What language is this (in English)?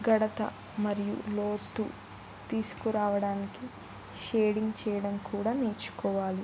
Telugu